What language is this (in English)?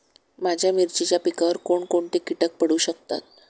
Marathi